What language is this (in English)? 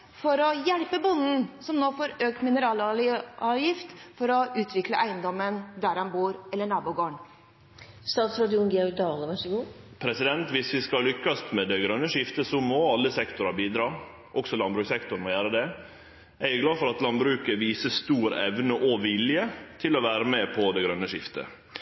Norwegian